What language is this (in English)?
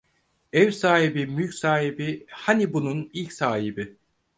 Turkish